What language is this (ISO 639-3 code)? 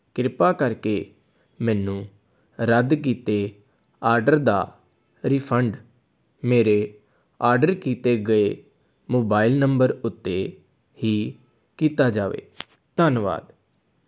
pan